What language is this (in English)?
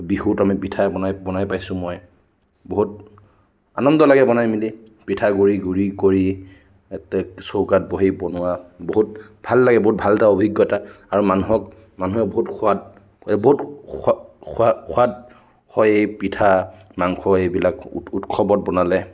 Assamese